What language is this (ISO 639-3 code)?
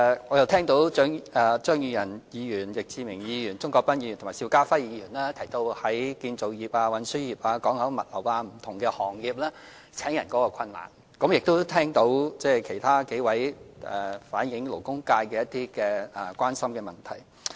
yue